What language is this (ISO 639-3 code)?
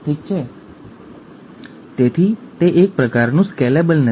guj